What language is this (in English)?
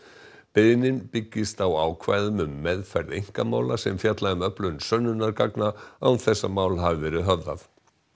Icelandic